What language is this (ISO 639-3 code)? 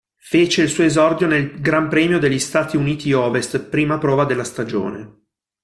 ita